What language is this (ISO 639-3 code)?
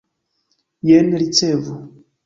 epo